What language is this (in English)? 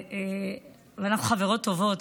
Hebrew